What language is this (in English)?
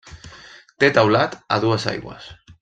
Catalan